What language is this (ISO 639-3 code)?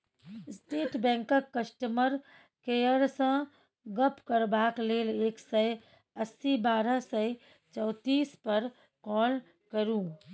mai